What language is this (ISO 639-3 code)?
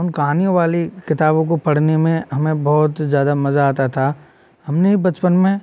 hin